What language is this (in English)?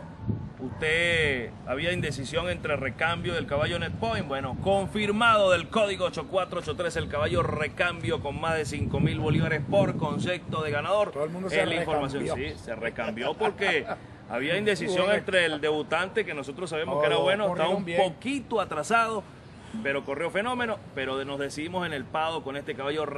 Spanish